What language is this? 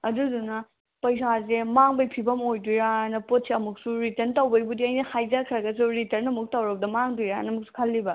Manipuri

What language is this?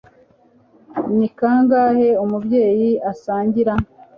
Kinyarwanda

